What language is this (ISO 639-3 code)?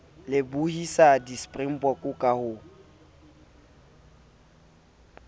sot